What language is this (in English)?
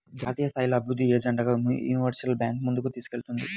Telugu